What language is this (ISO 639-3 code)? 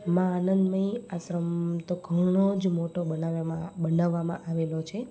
guj